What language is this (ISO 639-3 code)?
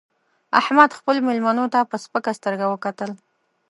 pus